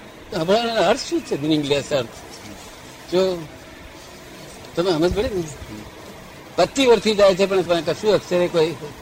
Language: Gujarati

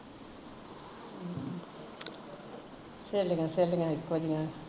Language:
Punjabi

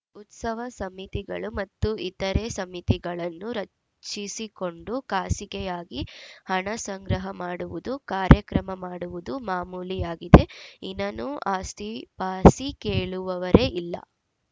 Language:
Kannada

